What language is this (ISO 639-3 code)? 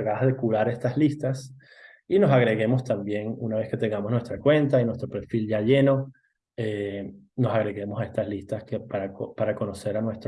spa